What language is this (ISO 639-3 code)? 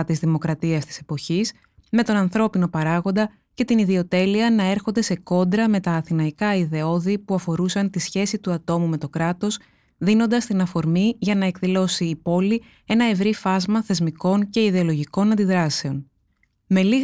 ell